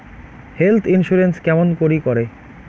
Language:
Bangla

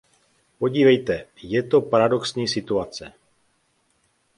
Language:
Czech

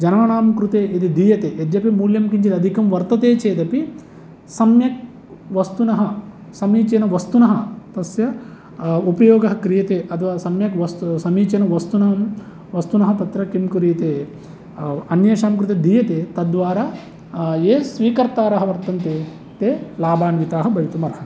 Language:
Sanskrit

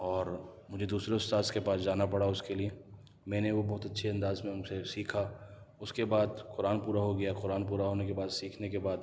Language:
Urdu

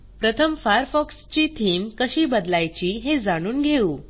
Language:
Marathi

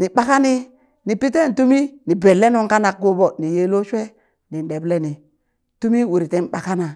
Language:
Burak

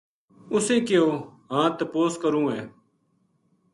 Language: Gujari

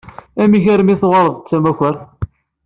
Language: Kabyle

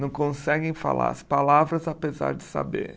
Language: Portuguese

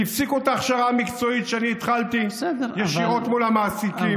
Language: Hebrew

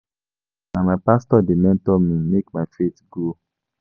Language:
Nigerian Pidgin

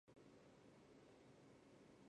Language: Chinese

